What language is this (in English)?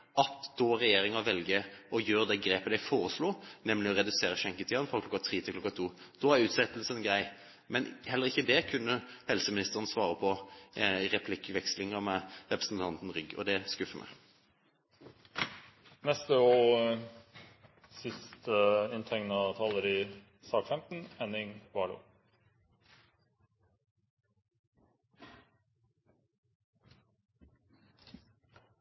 Norwegian Bokmål